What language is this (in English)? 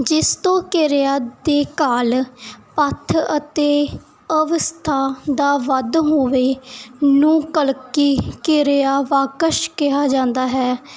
Punjabi